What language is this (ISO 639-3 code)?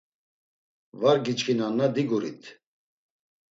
lzz